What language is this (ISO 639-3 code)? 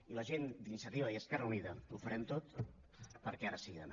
cat